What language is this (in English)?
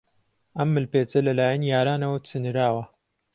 Central Kurdish